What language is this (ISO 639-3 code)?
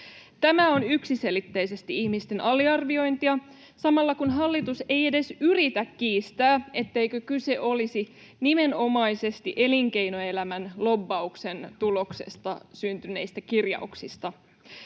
fin